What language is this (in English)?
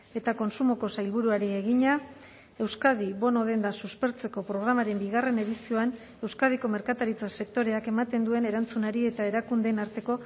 Basque